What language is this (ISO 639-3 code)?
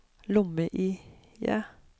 nor